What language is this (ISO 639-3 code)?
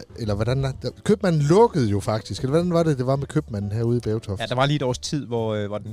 dan